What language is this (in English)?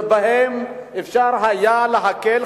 Hebrew